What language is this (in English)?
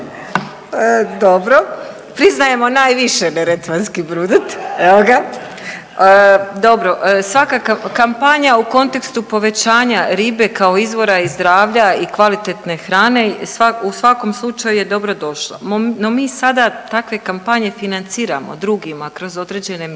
Croatian